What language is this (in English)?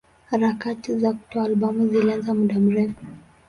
Swahili